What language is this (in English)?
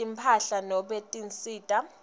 Swati